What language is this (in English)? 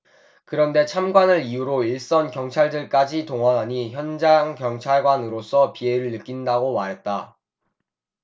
Korean